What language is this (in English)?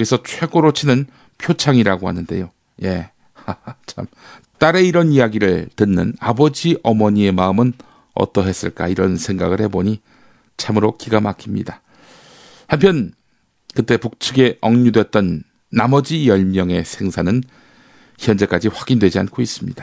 Korean